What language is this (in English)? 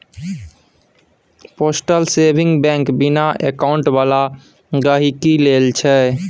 Maithili